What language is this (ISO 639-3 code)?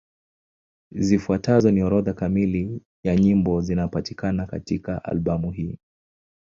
swa